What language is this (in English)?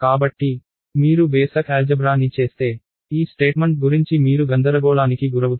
Telugu